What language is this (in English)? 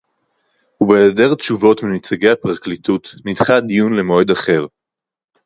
Hebrew